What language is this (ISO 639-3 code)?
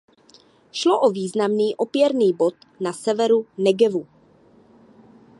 ces